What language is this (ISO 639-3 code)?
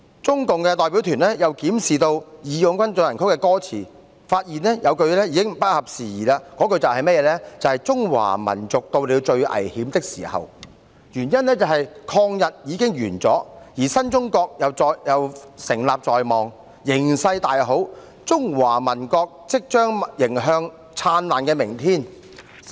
yue